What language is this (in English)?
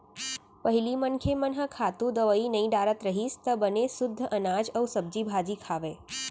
Chhattisgarhi